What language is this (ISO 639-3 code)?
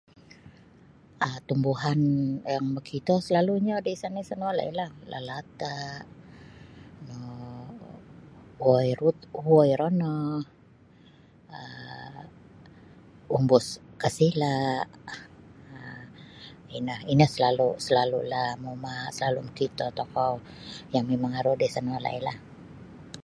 bsy